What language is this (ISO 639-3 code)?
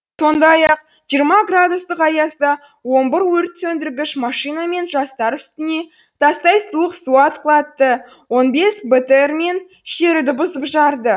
kaz